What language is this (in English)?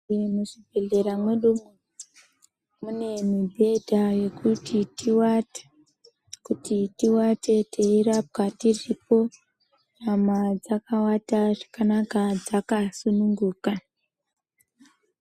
Ndau